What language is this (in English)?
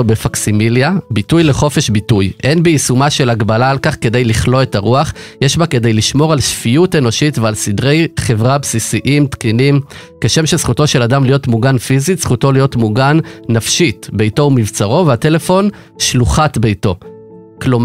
Hebrew